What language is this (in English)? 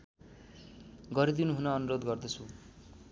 Nepali